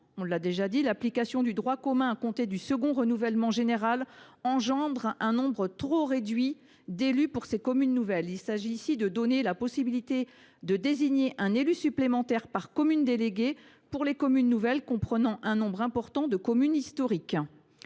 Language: French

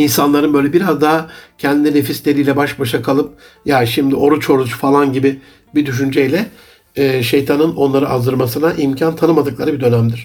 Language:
Turkish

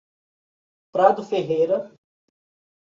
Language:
Portuguese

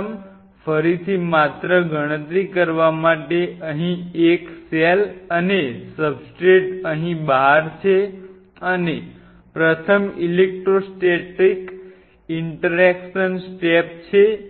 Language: Gujarati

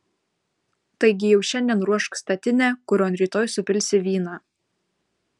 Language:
Lithuanian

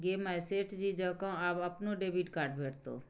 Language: Maithili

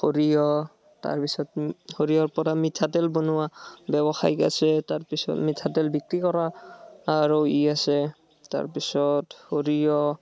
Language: Assamese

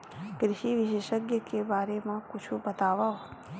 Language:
Chhattisgarhi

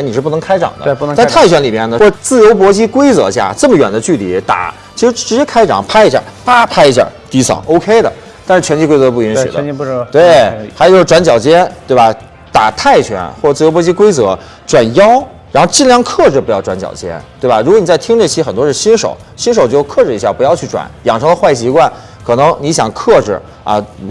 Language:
Chinese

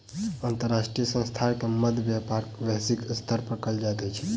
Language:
Maithili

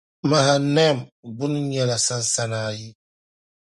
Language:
Dagbani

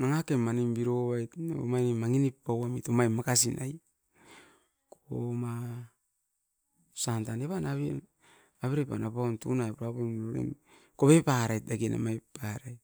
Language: Askopan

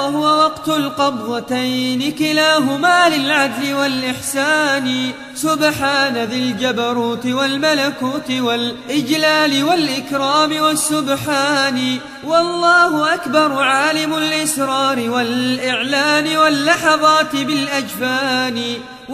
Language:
Arabic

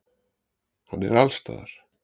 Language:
Icelandic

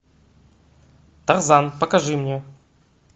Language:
Russian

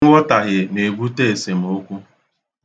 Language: Igbo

